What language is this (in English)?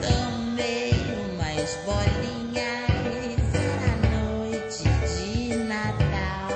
Portuguese